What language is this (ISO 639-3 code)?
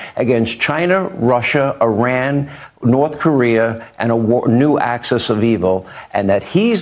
eng